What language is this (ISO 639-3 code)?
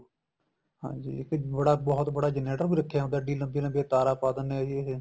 pan